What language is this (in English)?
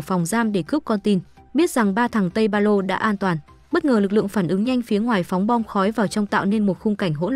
Vietnamese